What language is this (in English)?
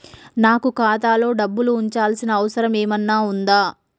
Telugu